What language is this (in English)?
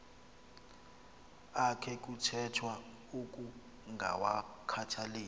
Xhosa